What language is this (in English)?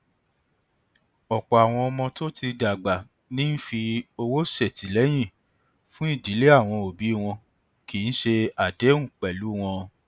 Yoruba